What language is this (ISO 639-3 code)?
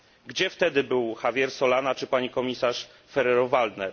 pol